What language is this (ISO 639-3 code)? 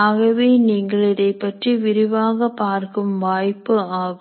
tam